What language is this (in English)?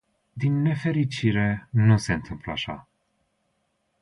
Romanian